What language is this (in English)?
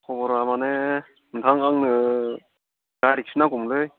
Bodo